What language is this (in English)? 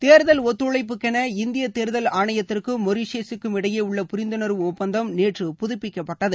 Tamil